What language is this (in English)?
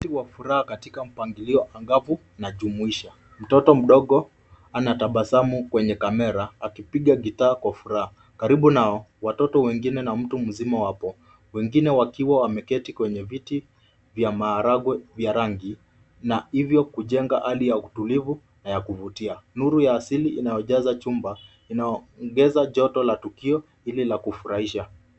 Swahili